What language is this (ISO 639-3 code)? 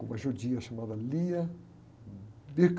por